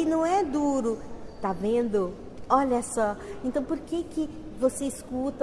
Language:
Portuguese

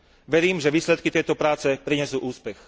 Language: Slovak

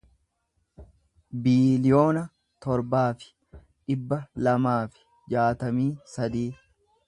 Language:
Oromo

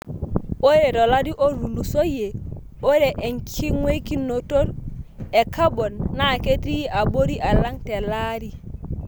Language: Masai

